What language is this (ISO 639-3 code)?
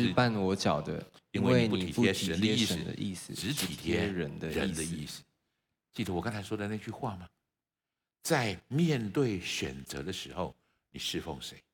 zho